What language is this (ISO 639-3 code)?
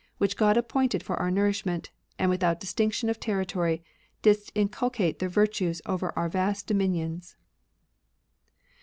eng